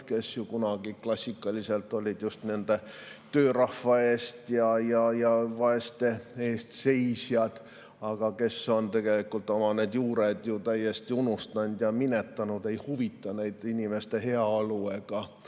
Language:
Estonian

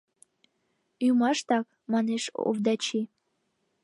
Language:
Mari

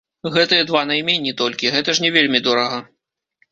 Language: Belarusian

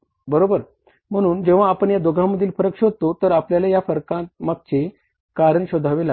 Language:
Marathi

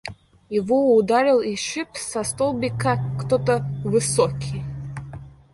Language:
Russian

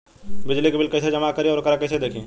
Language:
Bhojpuri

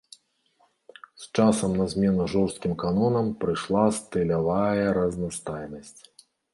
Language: Belarusian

